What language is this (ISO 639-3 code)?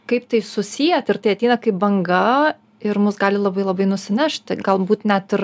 lit